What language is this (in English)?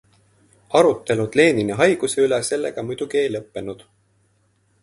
Estonian